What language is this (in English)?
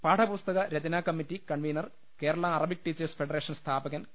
Malayalam